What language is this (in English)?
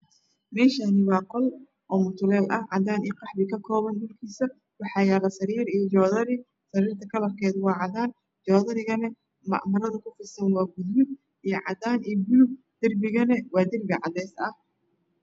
Somali